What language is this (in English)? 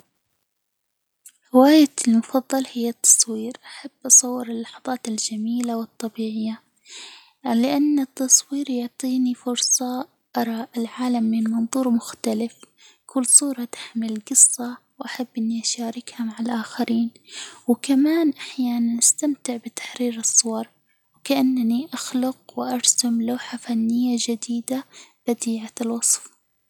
Hijazi Arabic